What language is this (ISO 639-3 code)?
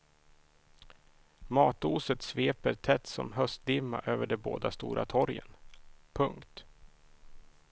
swe